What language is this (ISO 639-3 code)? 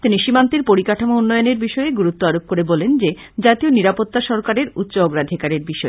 ben